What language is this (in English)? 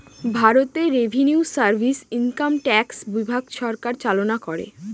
Bangla